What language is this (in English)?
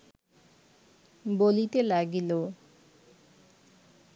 Bangla